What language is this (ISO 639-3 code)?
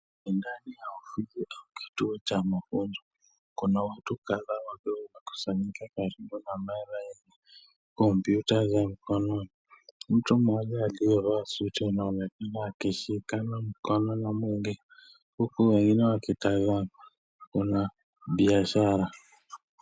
swa